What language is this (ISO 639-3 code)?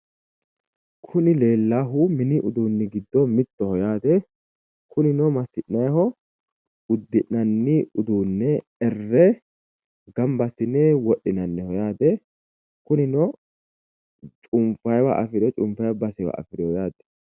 sid